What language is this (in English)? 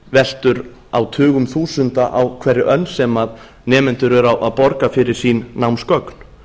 Icelandic